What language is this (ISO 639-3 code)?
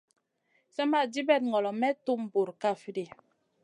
mcn